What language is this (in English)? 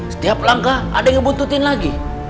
Indonesian